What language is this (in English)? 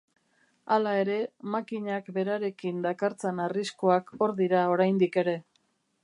Basque